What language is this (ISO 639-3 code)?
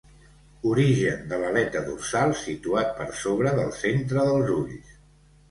cat